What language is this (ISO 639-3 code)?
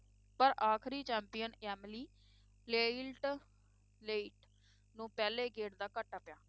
pan